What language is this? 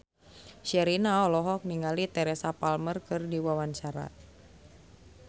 Sundanese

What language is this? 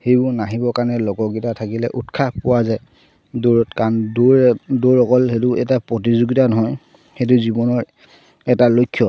Assamese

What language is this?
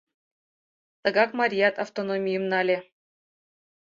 Mari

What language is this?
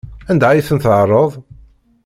Kabyle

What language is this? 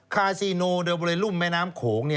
Thai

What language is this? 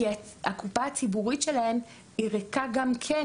Hebrew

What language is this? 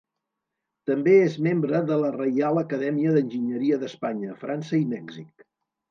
Catalan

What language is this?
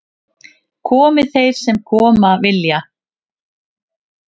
Icelandic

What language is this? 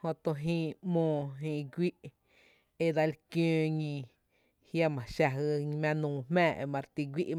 Tepinapa Chinantec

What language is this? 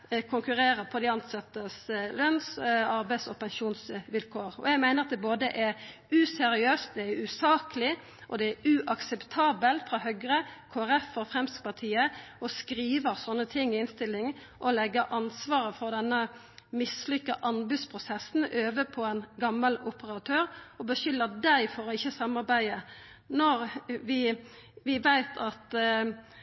Norwegian Nynorsk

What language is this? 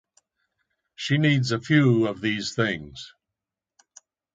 English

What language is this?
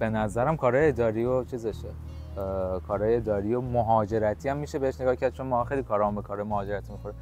Persian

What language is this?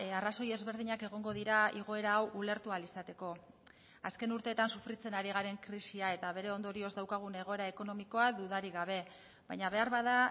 Basque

